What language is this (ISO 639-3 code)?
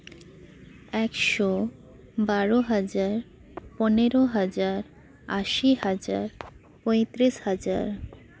sat